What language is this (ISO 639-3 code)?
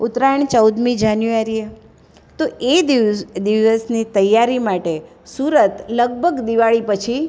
guj